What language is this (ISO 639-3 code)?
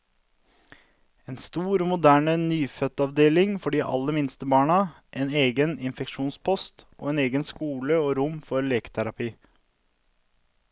nor